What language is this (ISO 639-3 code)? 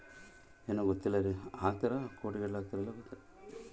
kan